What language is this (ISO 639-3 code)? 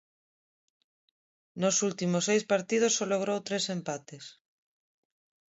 glg